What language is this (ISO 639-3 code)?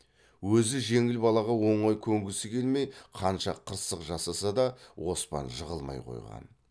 kaz